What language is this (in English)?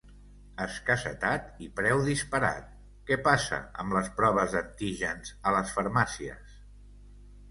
Catalan